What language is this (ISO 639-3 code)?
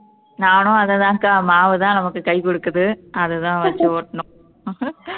tam